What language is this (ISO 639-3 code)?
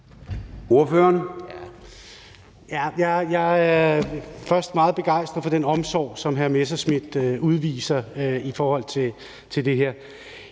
dan